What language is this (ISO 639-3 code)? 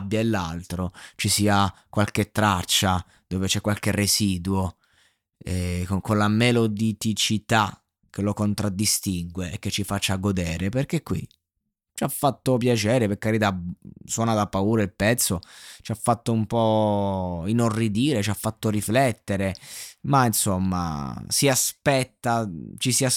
ita